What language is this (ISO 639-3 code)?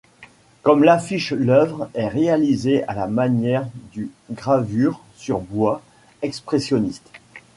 fra